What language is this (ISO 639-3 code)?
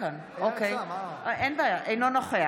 heb